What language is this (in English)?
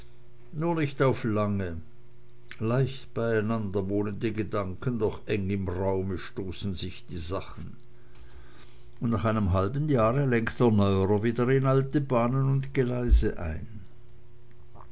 German